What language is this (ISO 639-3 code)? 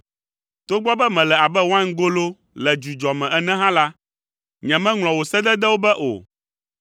ewe